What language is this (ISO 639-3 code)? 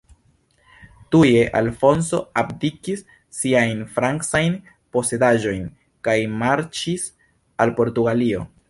epo